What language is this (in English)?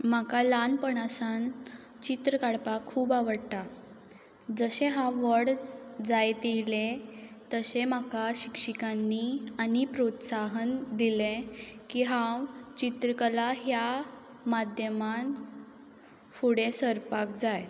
Konkani